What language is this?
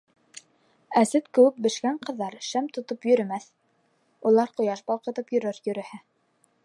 Bashkir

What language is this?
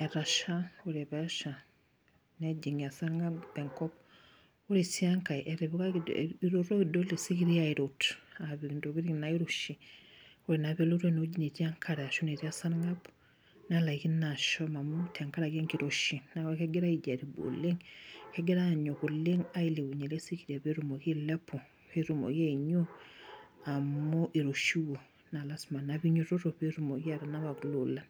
Masai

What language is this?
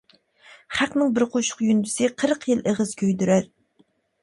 Uyghur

